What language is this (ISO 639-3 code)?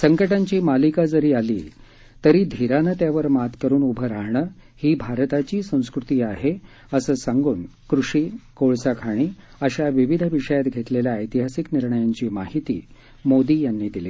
mar